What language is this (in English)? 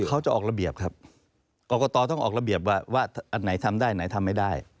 Thai